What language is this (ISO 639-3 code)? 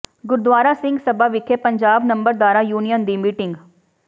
pan